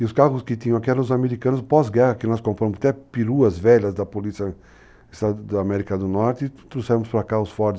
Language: Portuguese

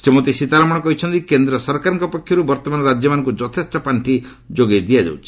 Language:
Odia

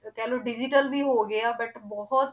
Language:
Punjabi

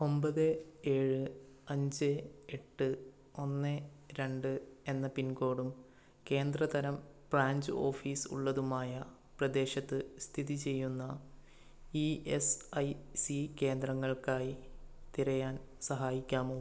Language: Malayalam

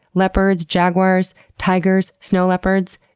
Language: English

